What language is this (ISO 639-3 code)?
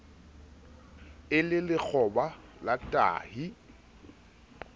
sot